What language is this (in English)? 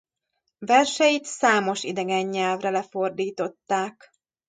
Hungarian